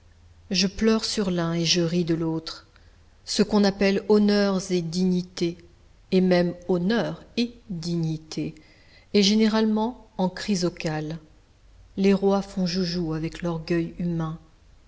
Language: French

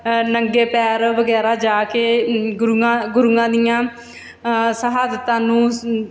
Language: Punjabi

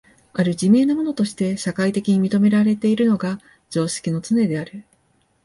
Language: Japanese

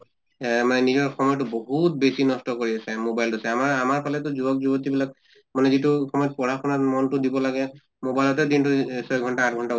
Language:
Assamese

